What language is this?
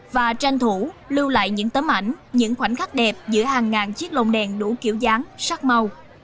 Vietnamese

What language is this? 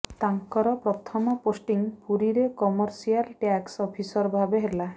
Odia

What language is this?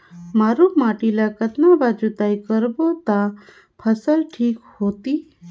Chhattisgarhi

